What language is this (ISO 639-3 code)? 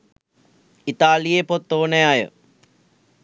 sin